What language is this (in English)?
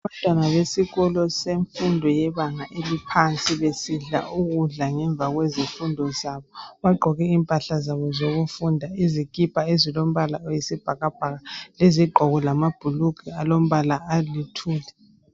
North Ndebele